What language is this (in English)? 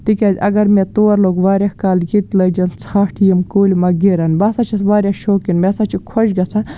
Kashmiri